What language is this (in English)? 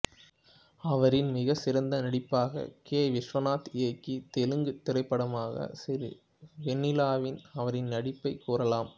Tamil